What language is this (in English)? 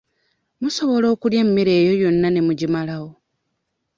Ganda